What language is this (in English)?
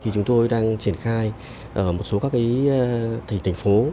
Vietnamese